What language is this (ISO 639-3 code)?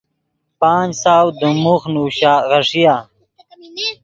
ydg